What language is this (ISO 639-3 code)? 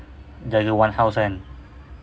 eng